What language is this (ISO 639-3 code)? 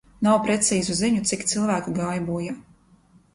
lav